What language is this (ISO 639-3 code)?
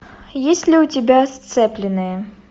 rus